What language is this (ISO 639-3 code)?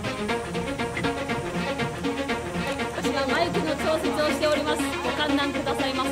jpn